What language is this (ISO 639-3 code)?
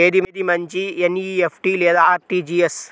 tel